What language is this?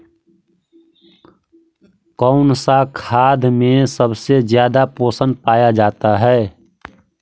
Magahi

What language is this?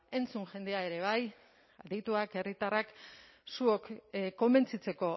Basque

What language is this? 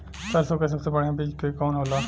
Bhojpuri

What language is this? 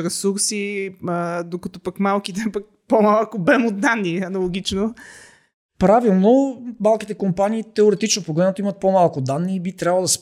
Bulgarian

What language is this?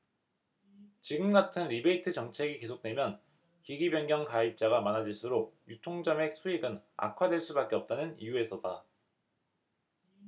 Korean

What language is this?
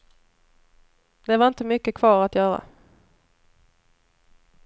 Swedish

